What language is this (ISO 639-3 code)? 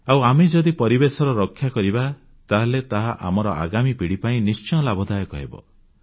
ori